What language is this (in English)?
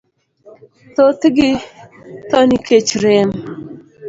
Luo (Kenya and Tanzania)